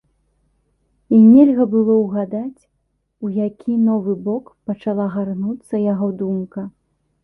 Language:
Belarusian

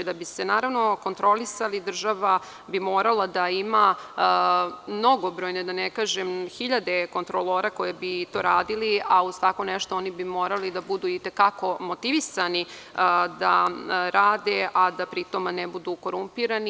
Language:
Serbian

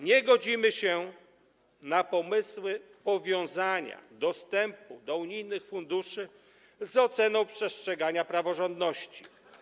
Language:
Polish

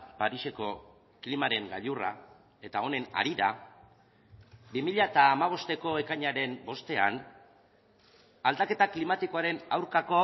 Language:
Basque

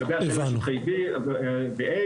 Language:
Hebrew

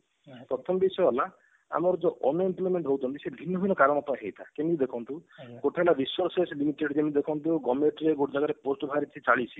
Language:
Odia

